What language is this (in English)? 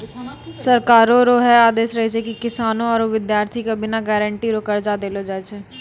Maithili